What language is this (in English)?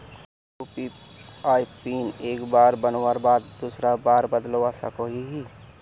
Magahi